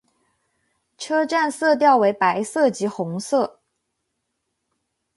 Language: Chinese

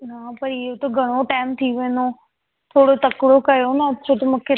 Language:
Sindhi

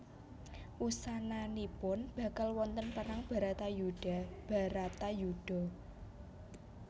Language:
Javanese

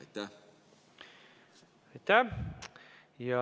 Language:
Estonian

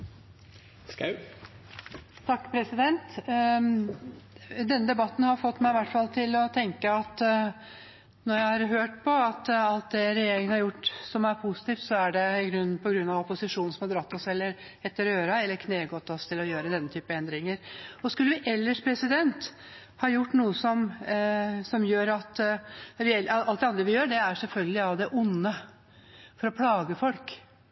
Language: Norwegian Bokmål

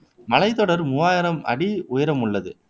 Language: Tamil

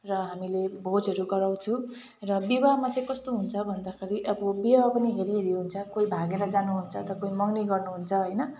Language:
Nepali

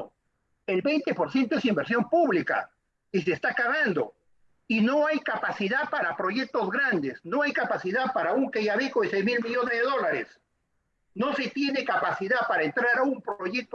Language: Spanish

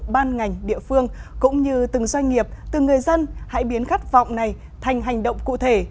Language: Vietnamese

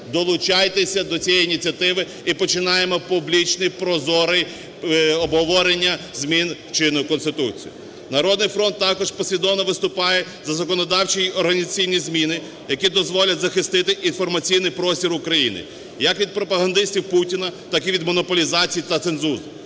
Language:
Ukrainian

